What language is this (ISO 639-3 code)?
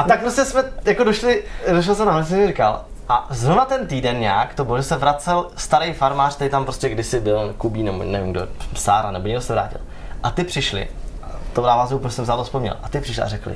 ces